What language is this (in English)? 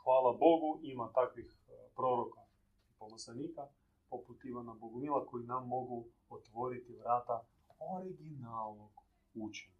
Croatian